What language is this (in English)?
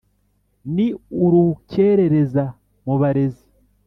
Kinyarwanda